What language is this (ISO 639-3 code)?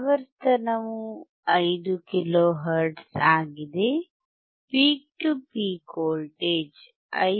kan